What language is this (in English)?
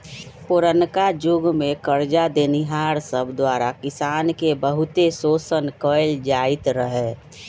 Magahi